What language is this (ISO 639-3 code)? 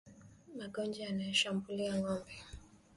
swa